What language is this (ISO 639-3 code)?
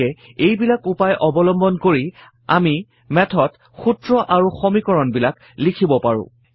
asm